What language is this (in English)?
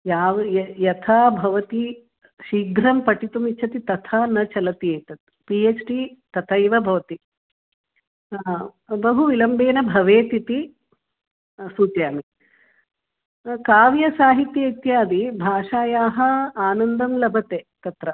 Sanskrit